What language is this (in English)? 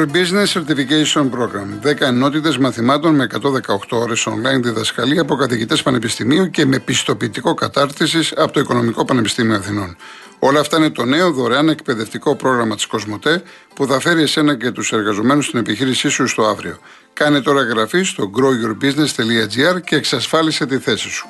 Greek